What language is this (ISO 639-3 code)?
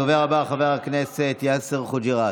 heb